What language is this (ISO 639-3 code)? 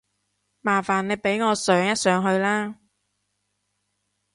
yue